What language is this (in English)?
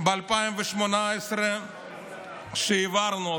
Hebrew